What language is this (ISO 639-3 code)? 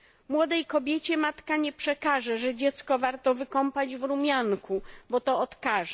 pol